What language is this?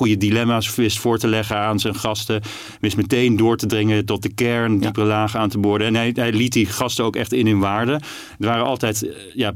Dutch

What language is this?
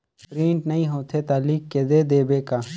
Chhattisgarhi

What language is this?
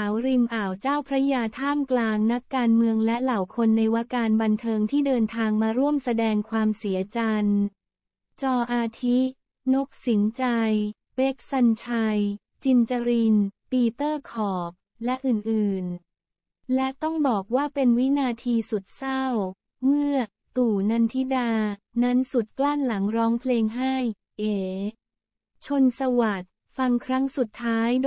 Thai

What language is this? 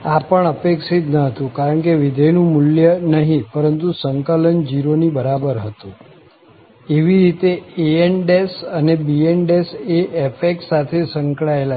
Gujarati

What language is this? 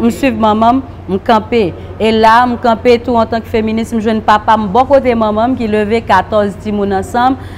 French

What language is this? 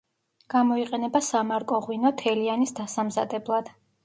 Georgian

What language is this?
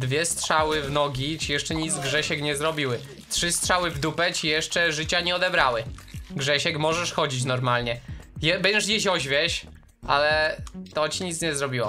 Polish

